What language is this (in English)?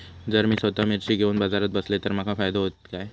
Marathi